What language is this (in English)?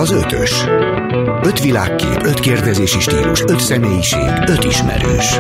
Hungarian